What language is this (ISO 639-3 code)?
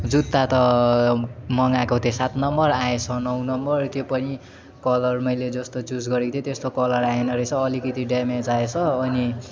nep